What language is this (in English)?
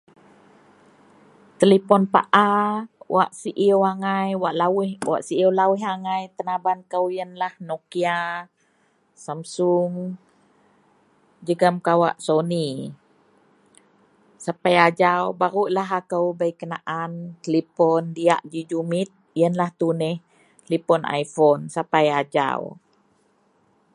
Central Melanau